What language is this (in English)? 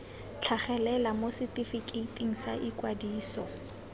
Tswana